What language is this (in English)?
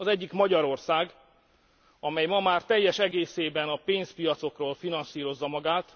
Hungarian